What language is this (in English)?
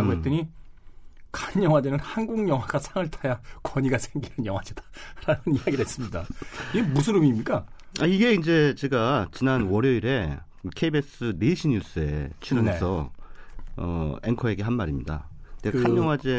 Korean